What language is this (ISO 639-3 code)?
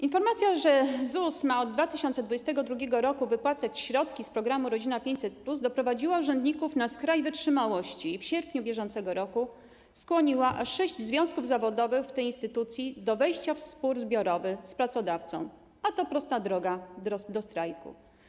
pol